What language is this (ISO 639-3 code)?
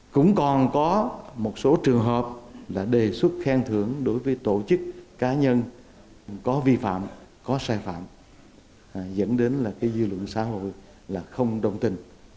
vie